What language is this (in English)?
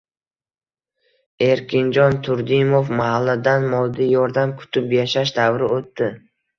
Uzbek